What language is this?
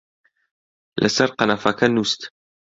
Central Kurdish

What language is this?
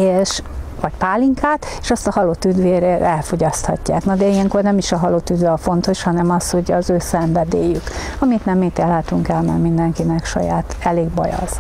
Hungarian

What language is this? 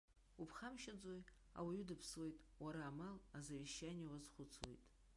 Abkhazian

